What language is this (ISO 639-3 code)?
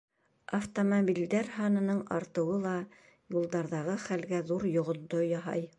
bak